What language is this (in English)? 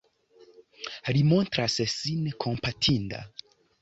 Esperanto